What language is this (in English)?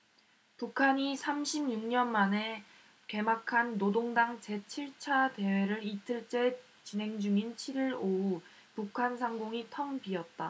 Korean